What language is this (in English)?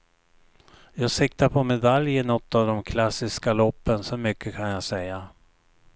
Swedish